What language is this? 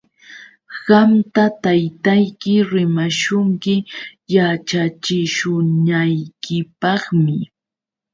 Yauyos Quechua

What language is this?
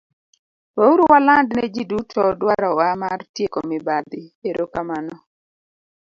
Luo (Kenya and Tanzania)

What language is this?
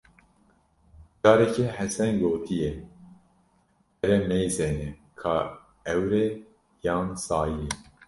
Kurdish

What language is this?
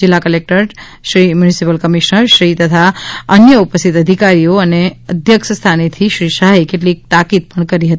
Gujarati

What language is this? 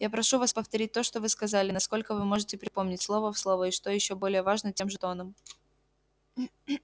Russian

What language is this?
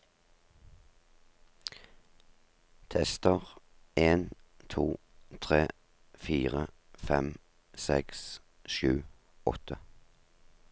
Norwegian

